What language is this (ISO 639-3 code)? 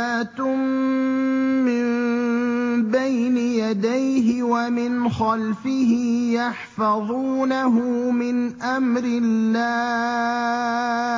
ara